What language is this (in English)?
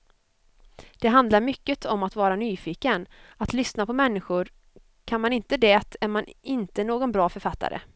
Swedish